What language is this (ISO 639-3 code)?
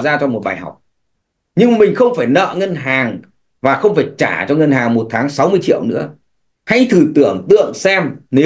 vie